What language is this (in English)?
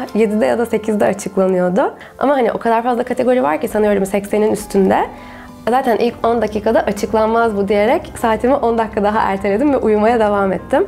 Turkish